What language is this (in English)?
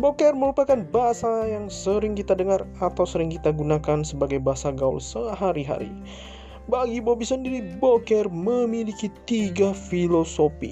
Indonesian